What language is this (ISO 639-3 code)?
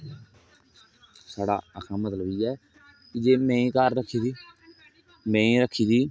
doi